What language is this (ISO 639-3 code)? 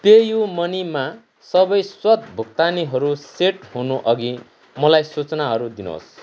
nep